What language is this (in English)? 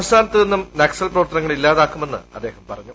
Malayalam